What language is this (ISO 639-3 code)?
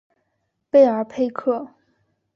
zho